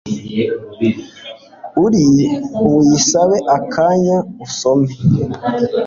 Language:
Kinyarwanda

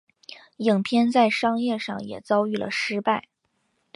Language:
Chinese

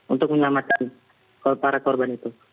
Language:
Indonesian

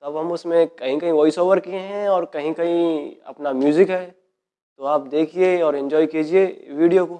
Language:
Hindi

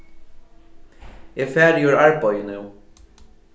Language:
Faroese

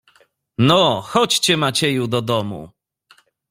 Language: Polish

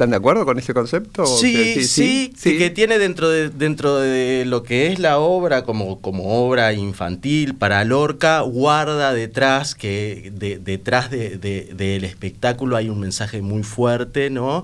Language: Spanish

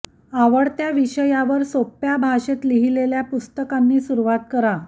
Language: Marathi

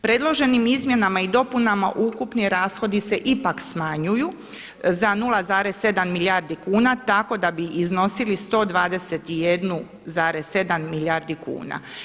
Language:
Croatian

